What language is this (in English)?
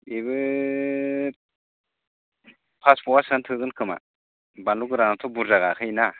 Bodo